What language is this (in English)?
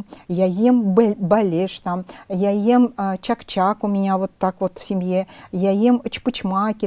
Russian